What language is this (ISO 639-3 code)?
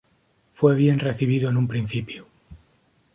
spa